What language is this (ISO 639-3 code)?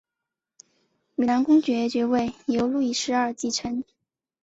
zho